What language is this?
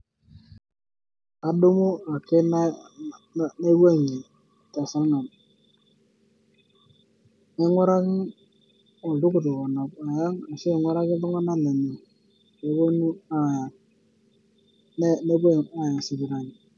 Masai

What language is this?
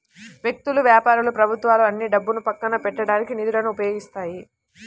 Telugu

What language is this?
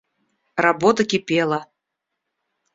Russian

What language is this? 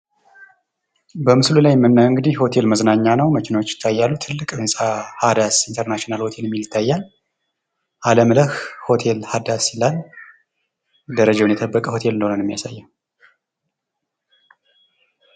Amharic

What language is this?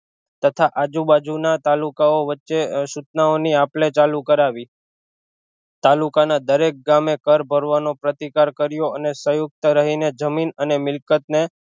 Gujarati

